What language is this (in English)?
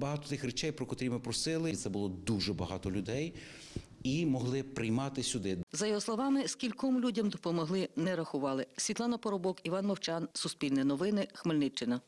Ukrainian